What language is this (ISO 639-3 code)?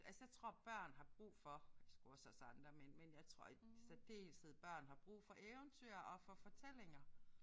dan